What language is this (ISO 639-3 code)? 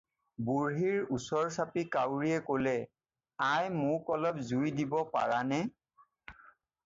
asm